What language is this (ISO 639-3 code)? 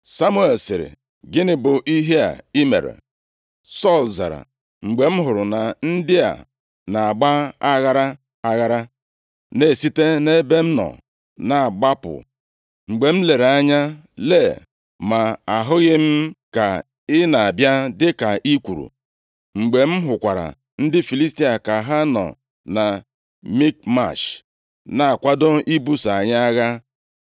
ibo